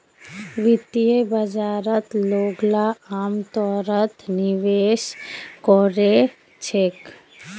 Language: Magahi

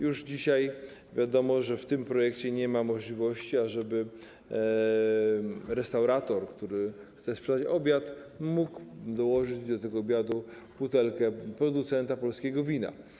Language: Polish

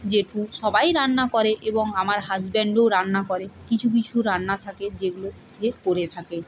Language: Bangla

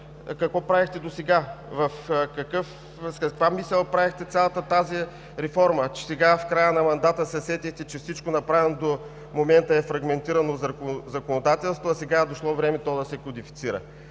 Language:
Bulgarian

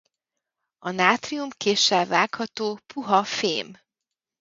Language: Hungarian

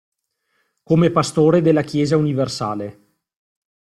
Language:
Italian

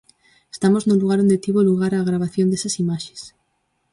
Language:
Galician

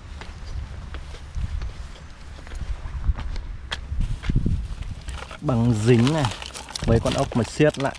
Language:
Vietnamese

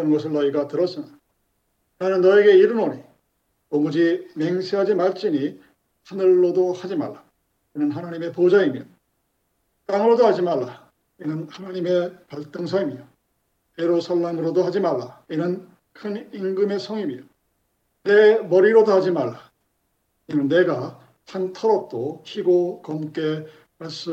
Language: Korean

